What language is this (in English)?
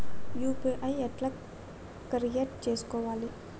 Telugu